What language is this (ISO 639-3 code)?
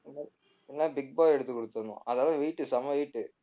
tam